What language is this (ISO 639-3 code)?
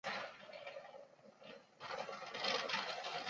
zho